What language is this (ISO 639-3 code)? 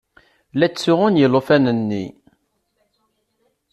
kab